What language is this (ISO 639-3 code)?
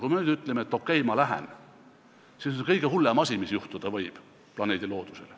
est